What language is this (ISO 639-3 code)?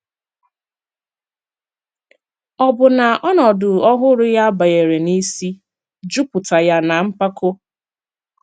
ibo